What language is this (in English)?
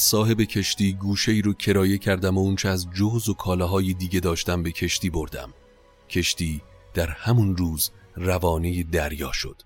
Persian